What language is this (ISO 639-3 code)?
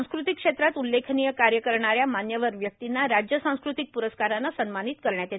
mar